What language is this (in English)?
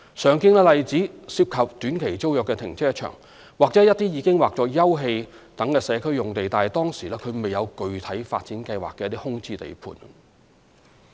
Cantonese